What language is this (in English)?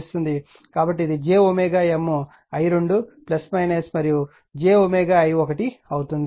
Telugu